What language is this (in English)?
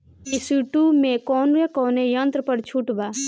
Bhojpuri